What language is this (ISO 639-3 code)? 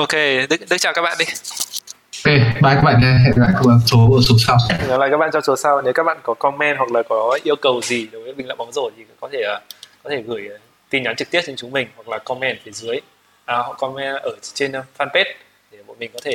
vie